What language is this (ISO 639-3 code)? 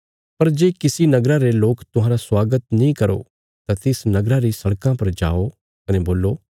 kfs